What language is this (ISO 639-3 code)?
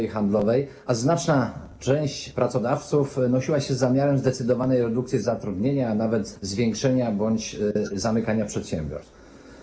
pol